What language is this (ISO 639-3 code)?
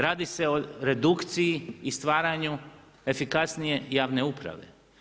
hrv